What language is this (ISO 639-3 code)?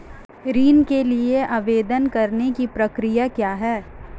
hin